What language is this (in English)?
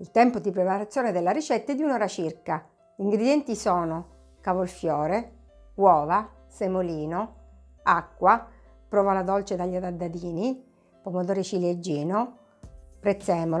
Italian